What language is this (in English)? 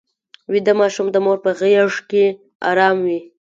Pashto